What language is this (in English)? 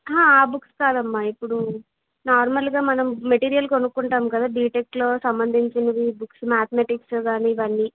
Telugu